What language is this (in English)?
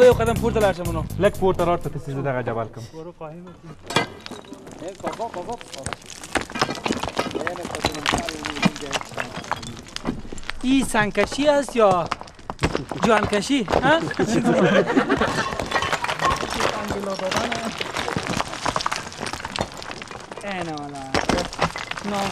Persian